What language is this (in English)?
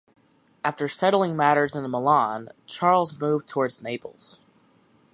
English